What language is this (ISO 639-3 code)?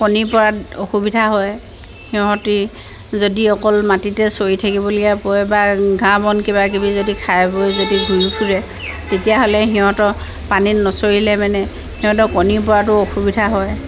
asm